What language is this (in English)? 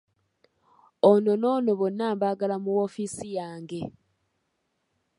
Ganda